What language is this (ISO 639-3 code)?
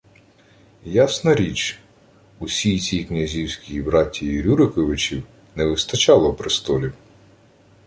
ukr